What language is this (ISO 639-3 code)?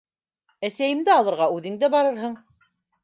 bak